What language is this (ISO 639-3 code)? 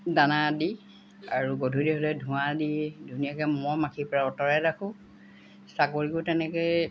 asm